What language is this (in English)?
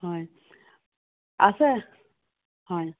Assamese